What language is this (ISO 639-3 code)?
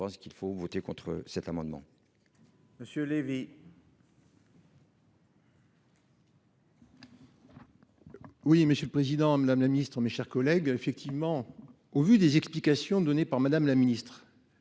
fra